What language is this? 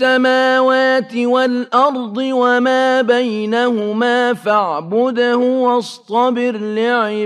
Arabic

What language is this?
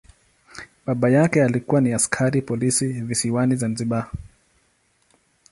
Swahili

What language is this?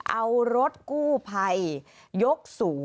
Thai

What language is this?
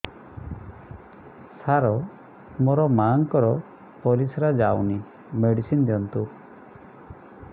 Odia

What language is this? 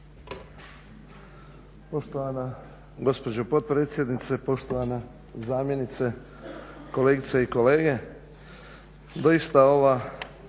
Croatian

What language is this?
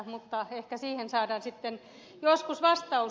Finnish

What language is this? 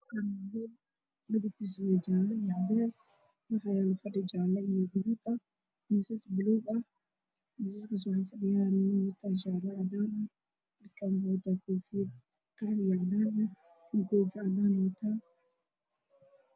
Somali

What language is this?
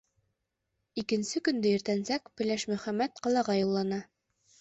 Bashkir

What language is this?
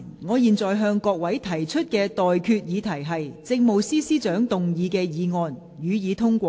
Cantonese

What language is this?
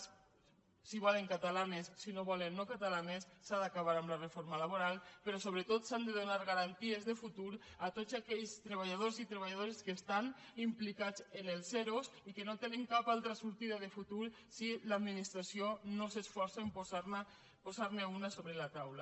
Catalan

